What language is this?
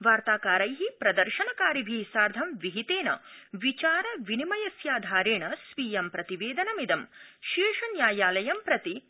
Sanskrit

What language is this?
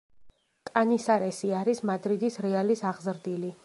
Georgian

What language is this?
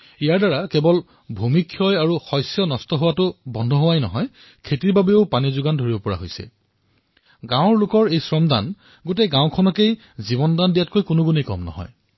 Assamese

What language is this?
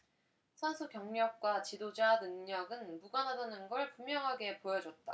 Korean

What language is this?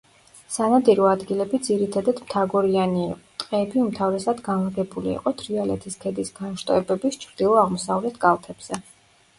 Georgian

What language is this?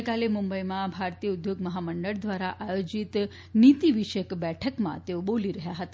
Gujarati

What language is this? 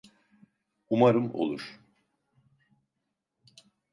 Turkish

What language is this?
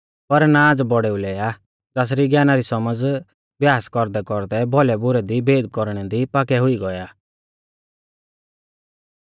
Mahasu Pahari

